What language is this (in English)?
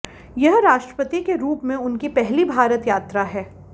Hindi